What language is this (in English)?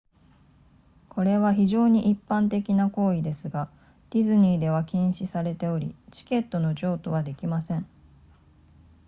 Japanese